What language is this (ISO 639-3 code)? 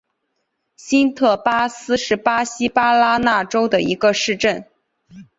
zho